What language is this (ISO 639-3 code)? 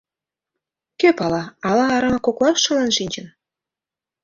chm